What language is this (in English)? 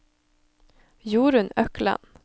Norwegian